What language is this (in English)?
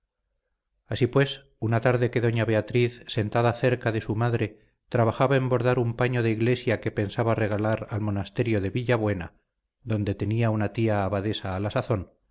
Spanish